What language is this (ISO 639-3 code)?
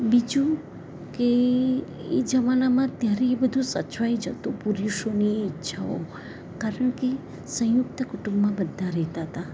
guj